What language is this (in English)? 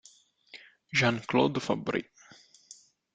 Italian